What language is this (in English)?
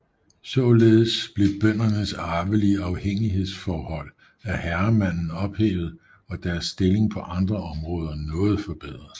Danish